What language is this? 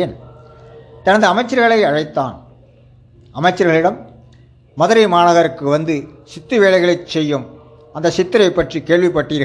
Tamil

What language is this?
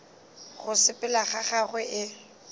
Northern Sotho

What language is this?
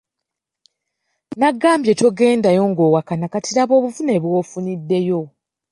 Ganda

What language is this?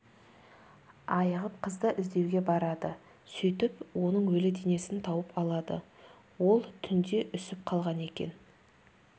Kazakh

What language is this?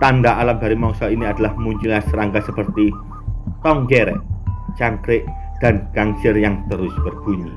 Indonesian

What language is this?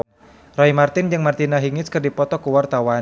Sundanese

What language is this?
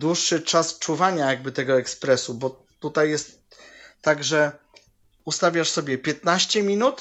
Polish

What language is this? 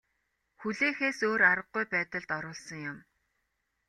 Mongolian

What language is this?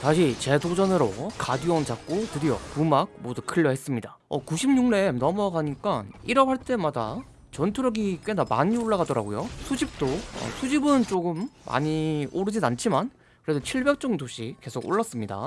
Korean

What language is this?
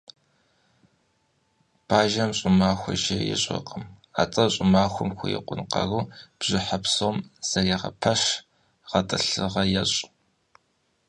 Kabardian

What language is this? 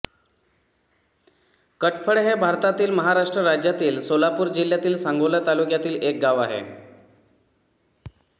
Marathi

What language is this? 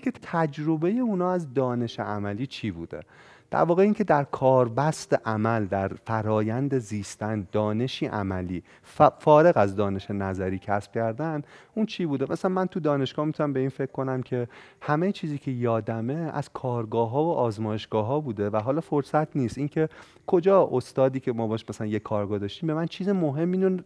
Persian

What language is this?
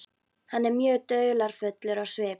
Icelandic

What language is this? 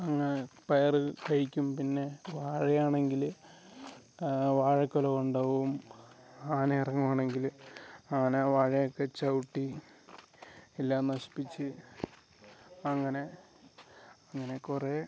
Malayalam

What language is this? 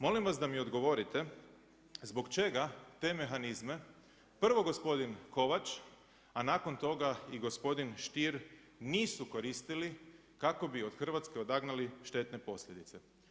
Croatian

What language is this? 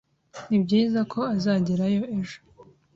Kinyarwanda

